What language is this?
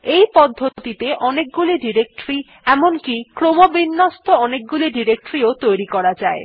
Bangla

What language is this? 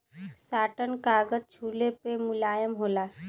Bhojpuri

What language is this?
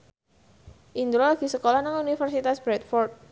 Javanese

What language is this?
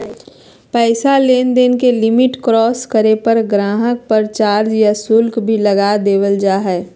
Magahi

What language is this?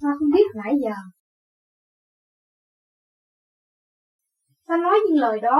Vietnamese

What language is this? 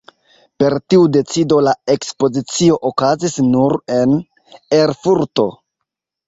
Esperanto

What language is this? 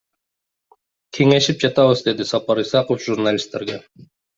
Kyrgyz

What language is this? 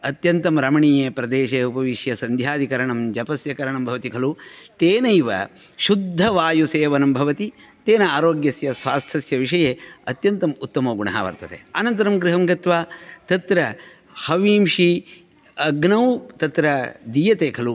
Sanskrit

